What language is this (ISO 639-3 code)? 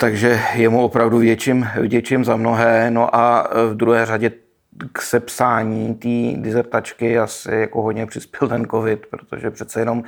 ces